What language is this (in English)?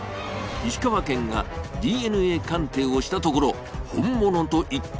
Japanese